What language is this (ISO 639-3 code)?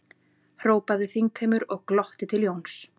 isl